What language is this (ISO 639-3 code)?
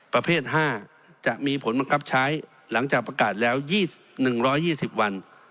tha